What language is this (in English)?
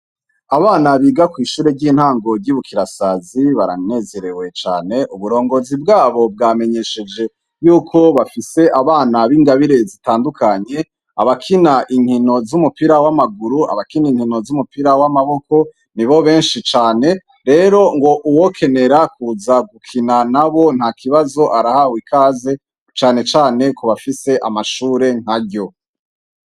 Rundi